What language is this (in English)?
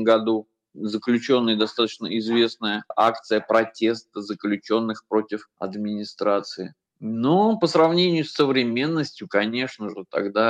Russian